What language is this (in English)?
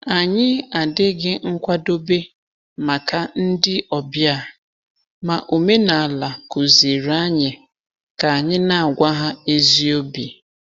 Igbo